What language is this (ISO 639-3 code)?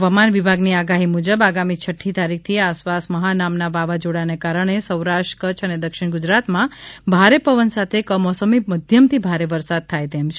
guj